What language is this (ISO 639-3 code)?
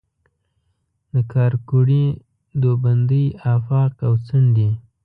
pus